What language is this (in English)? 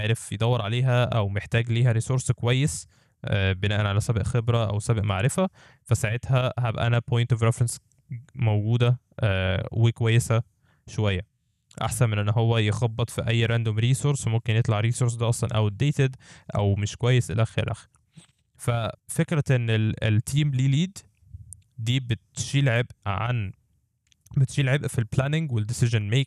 Arabic